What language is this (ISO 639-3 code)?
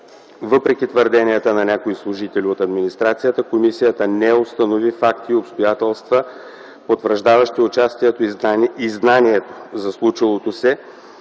bul